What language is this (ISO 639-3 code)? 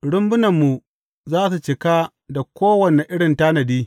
hau